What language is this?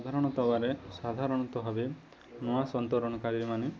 Odia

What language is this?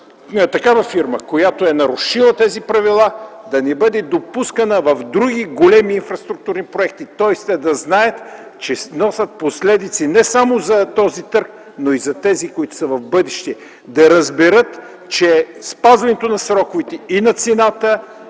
Bulgarian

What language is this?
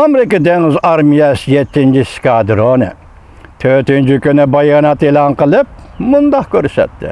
Turkish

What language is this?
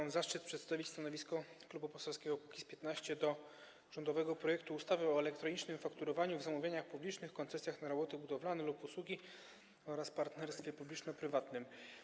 Polish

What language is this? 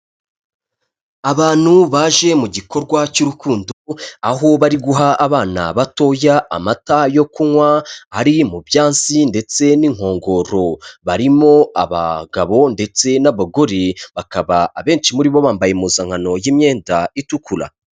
Kinyarwanda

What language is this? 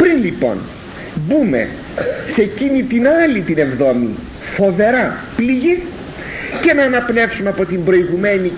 Greek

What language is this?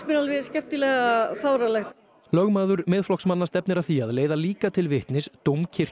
Icelandic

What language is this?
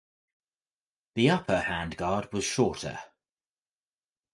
English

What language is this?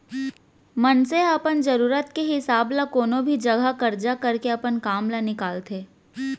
Chhattisgarhi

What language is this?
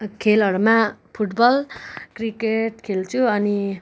Nepali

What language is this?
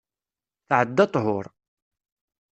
Kabyle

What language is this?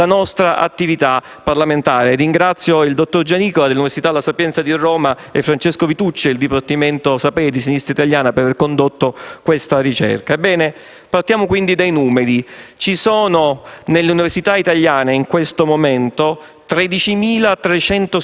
Italian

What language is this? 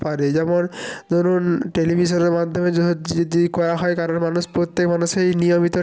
Bangla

